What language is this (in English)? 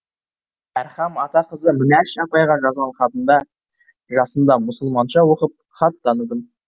Kazakh